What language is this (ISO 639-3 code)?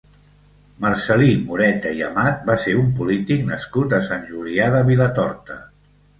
cat